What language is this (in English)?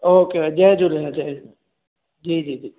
Sindhi